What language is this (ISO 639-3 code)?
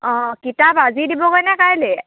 asm